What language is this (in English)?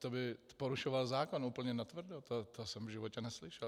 Czech